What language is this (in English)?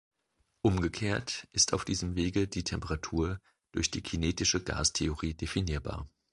German